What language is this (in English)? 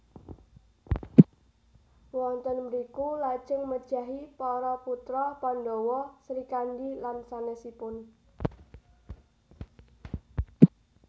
Javanese